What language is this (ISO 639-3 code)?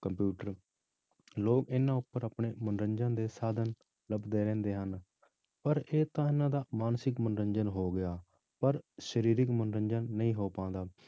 pan